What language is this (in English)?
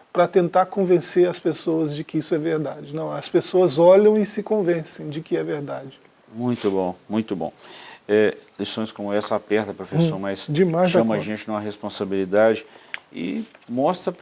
Portuguese